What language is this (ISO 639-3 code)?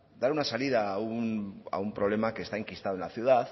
spa